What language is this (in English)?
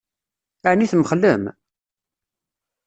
Kabyle